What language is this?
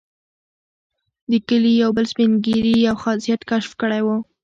Pashto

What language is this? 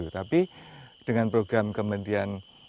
Indonesian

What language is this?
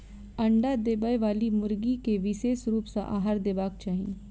Maithili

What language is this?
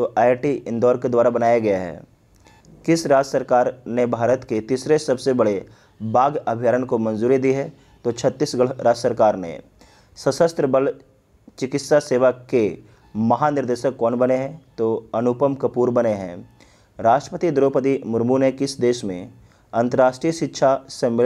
Hindi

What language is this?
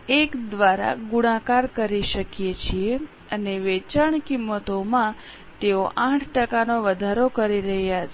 Gujarati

